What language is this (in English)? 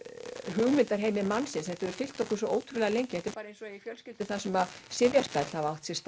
Icelandic